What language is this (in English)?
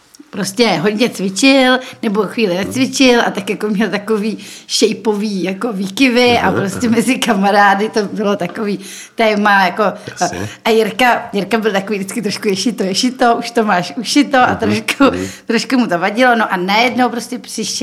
Czech